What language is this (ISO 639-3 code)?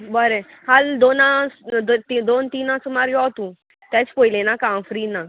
kok